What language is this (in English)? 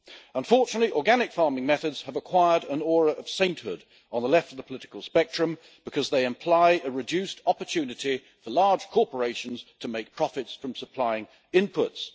English